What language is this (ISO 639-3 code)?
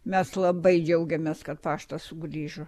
lit